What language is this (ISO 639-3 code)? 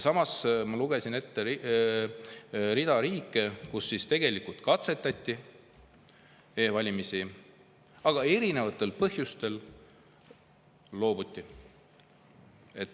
est